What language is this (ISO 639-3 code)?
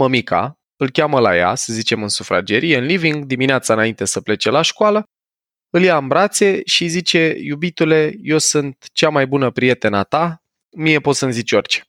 ron